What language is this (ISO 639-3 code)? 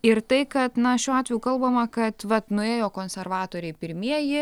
lit